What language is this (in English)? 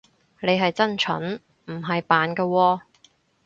Cantonese